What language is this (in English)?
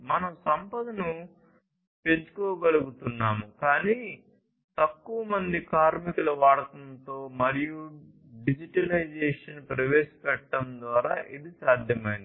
Telugu